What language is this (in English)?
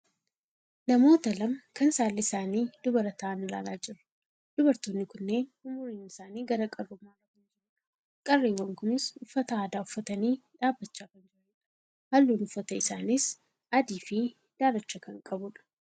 Oromo